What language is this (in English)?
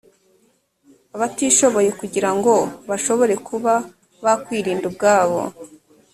Kinyarwanda